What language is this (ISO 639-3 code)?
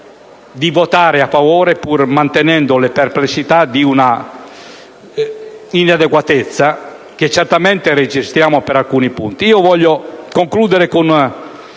ita